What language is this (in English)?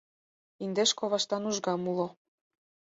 Mari